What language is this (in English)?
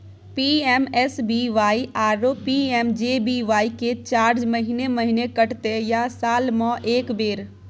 Maithili